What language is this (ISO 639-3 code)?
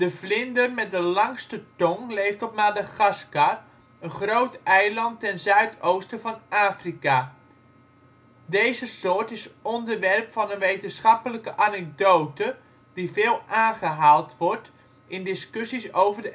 nld